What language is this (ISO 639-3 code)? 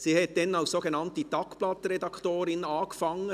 gsw